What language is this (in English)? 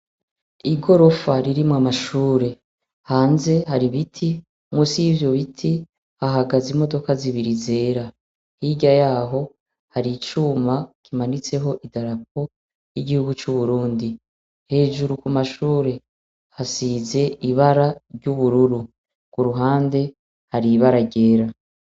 Rundi